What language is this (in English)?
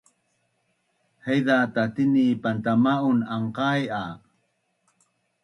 Bunun